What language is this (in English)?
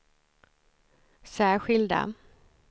Swedish